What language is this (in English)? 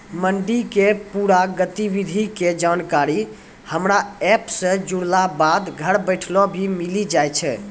Maithili